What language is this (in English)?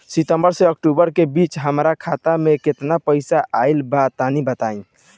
Bhojpuri